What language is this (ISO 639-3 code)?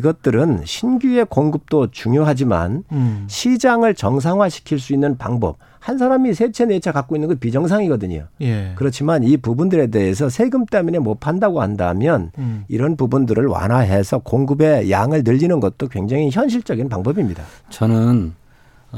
kor